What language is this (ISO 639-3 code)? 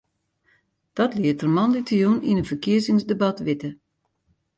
fry